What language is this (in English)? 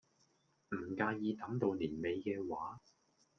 Cantonese